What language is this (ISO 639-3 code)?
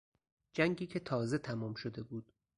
fas